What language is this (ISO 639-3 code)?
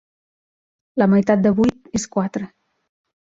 cat